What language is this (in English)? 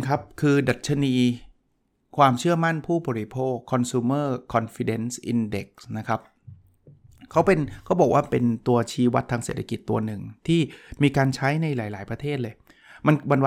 Thai